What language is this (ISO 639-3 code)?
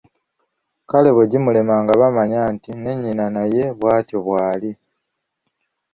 lug